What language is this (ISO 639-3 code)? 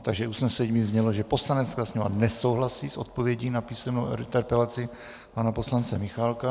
ces